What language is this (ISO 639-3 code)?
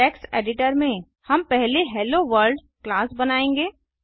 hin